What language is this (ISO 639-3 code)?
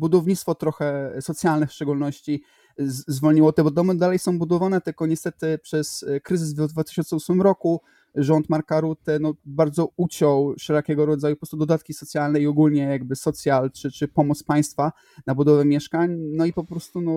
pol